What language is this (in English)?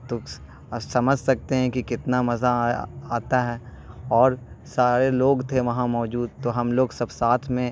Urdu